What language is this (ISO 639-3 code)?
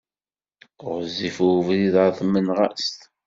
kab